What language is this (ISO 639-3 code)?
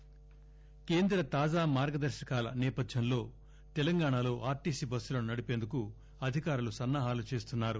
tel